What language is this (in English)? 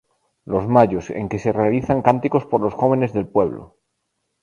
Spanish